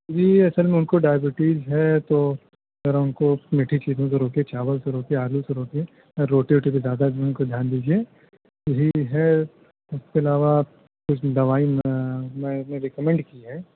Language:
Urdu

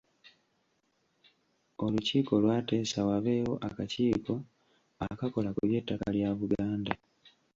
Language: Ganda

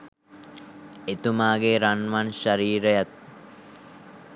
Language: Sinhala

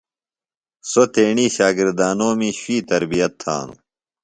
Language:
Phalura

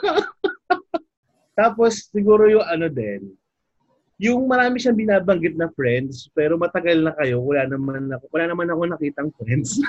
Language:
Filipino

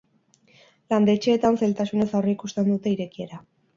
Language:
Basque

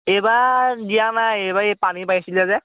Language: Assamese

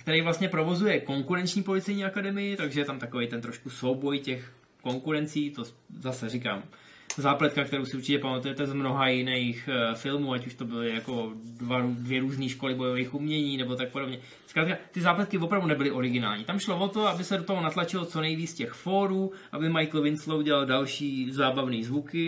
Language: Czech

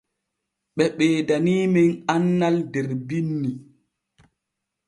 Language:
Borgu Fulfulde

